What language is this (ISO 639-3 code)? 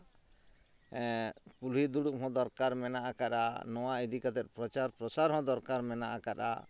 sat